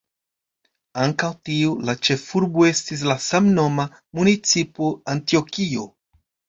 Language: Esperanto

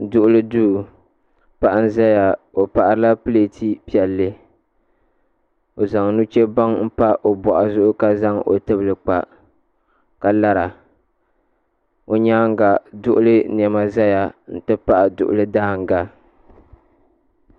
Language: Dagbani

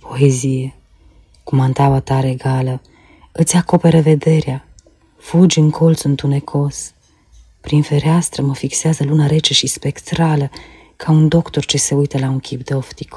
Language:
Romanian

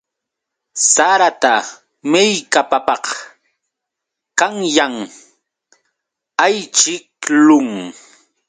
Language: Yauyos Quechua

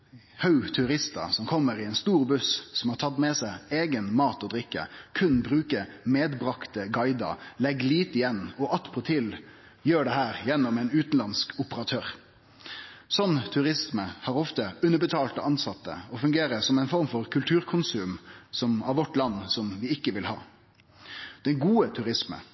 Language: Norwegian Nynorsk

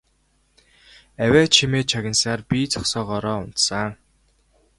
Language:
Mongolian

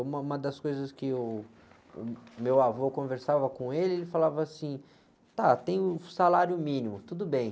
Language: Portuguese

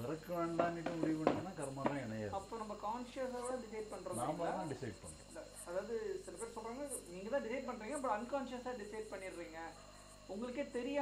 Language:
Arabic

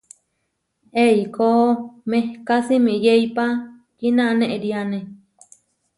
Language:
Huarijio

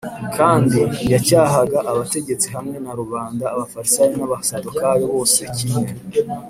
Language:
Kinyarwanda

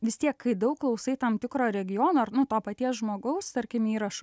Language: Lithuanian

